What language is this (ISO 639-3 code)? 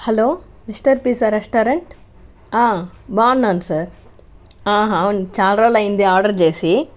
tel